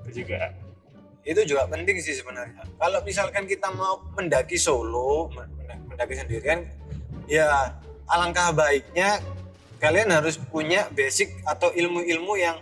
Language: Indonesian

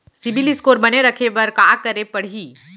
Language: Chhattisgarhi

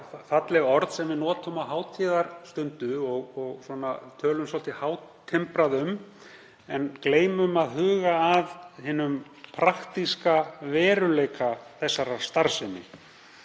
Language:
Icelandic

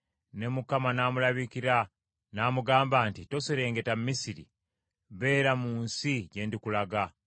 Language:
Ganda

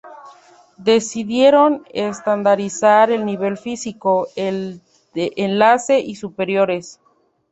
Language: Spanish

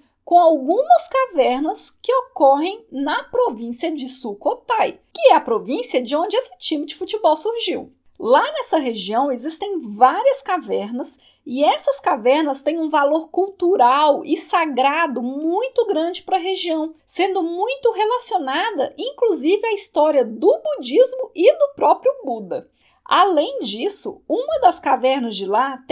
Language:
Portuguese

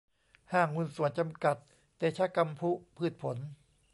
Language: Thai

